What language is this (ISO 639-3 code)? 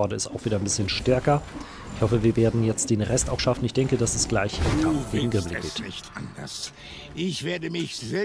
deu